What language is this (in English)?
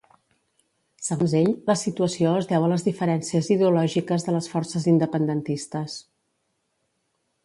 Catalan